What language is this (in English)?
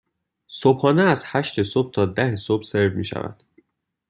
Persian